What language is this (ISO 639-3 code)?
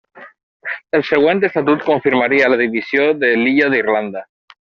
cat